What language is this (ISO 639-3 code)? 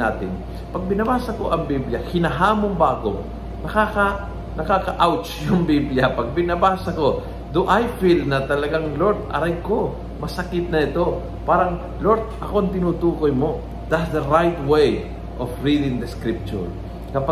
fil